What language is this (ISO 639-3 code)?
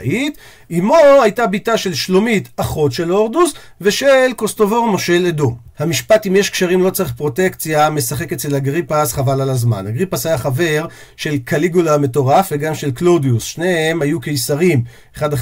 heb